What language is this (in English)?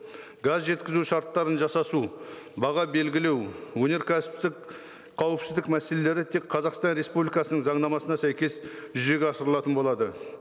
Kazakh